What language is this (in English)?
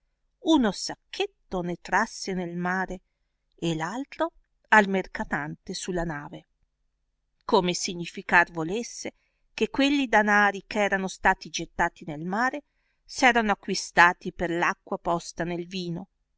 Italian